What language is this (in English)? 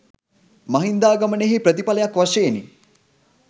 Sinhala